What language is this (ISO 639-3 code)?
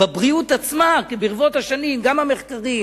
heb